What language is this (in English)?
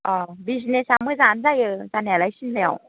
Bodo